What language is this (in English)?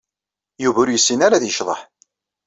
Kabyle